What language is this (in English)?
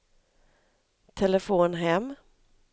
Swedish